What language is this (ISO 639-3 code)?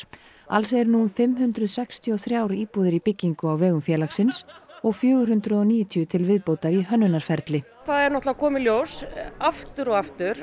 isl